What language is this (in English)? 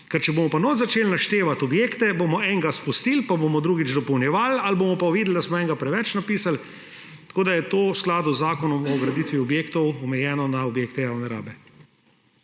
Slovenian